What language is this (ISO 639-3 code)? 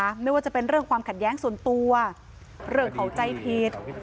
tha